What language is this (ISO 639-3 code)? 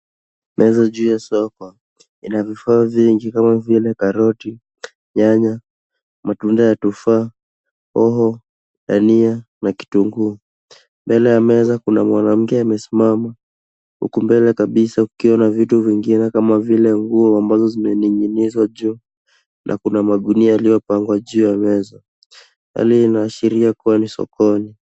swa